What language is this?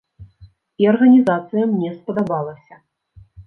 Belarusian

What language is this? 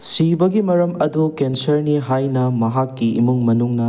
Manipuri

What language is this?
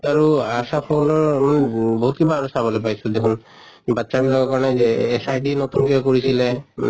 Assamese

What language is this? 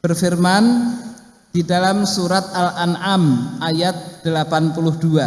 Indonesian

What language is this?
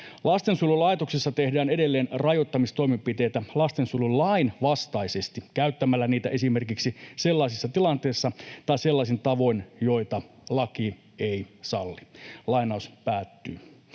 Finnish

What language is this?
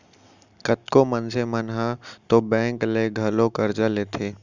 Chhattisgarhi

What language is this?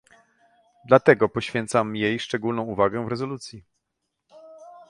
Polish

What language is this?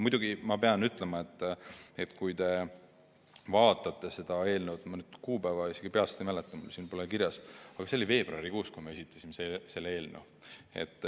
Estonian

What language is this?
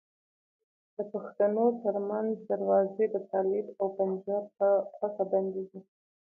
Pashto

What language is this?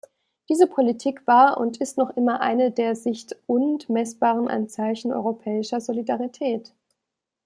German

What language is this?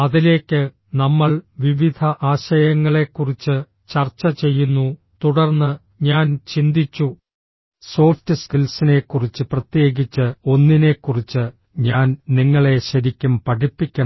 Malayalam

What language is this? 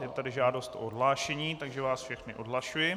Czech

